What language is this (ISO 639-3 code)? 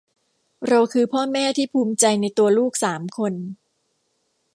tha